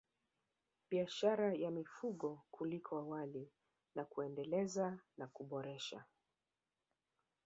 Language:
Swahili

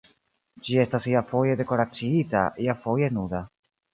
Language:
Esperanto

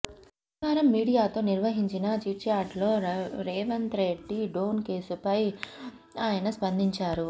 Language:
Telugu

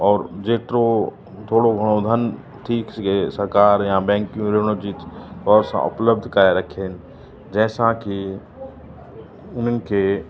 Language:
Sindhi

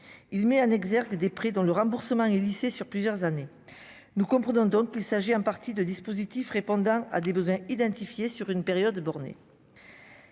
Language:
French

